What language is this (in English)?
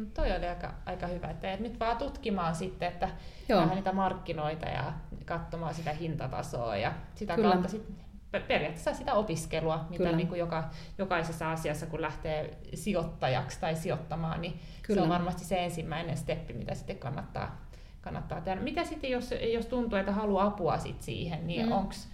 Finnish